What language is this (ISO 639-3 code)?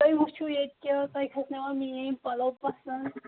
kas